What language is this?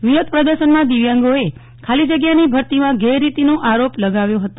Gujarati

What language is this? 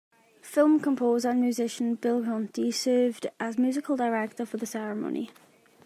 English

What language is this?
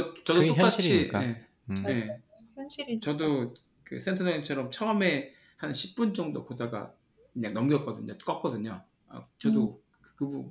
Korean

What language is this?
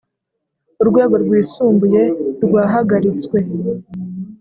Kinyarwanda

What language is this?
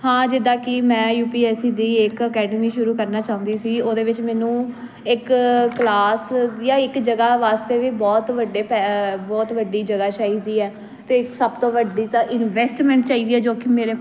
Punjabi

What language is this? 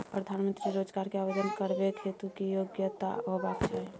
Maithili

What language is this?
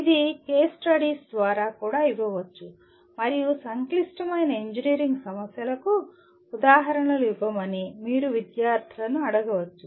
Telugu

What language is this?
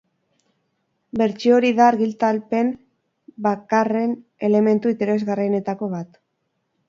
Basque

